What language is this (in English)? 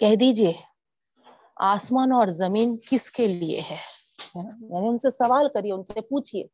Urdu